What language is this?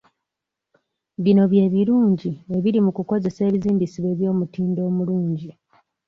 Ganda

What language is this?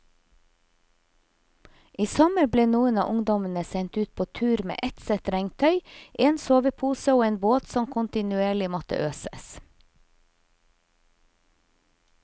Norwegian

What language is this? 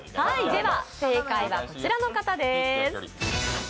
Japanese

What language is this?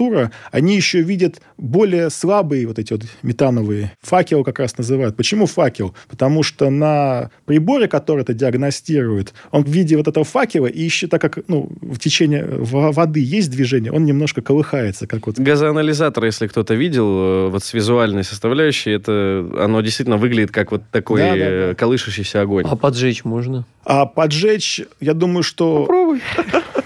Russian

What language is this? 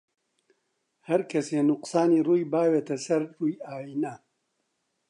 Central Kurdish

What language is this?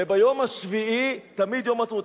Hebrew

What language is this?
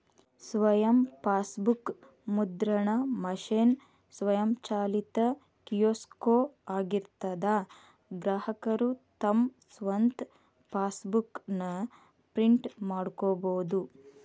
Kannada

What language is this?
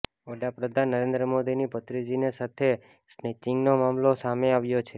Gujarati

